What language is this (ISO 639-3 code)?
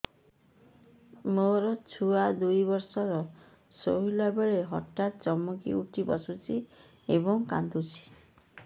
ori